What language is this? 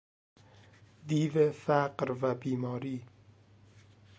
Persian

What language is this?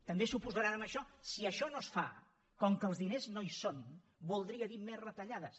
Catalan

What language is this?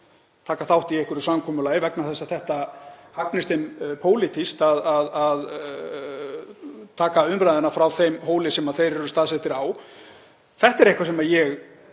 Icelandic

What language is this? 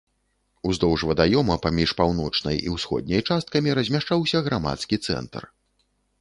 Belarusian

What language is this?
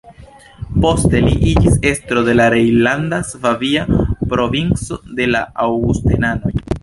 Esperanto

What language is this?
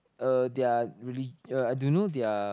English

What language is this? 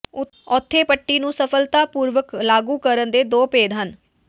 Punjabi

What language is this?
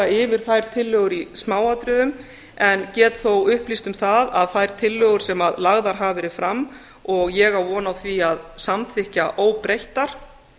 Icelandic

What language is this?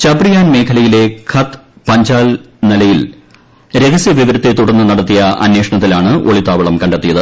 Malayalam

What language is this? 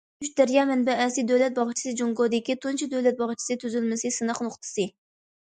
Uyghur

